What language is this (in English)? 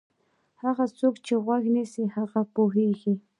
Pashto